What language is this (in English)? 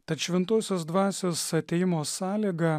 Lithuanian